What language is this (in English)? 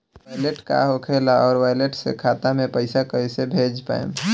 Bhojpuri